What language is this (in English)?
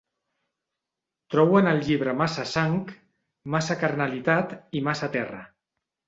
Catalan